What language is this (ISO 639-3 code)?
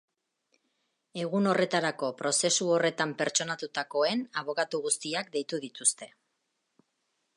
eus